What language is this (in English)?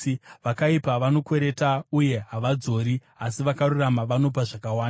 Shona